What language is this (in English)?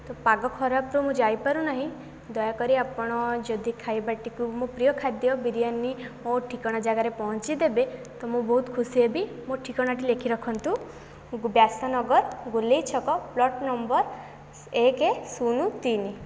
Odia